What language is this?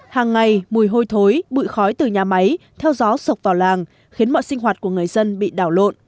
Vietnamese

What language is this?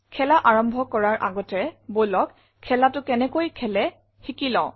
Assamese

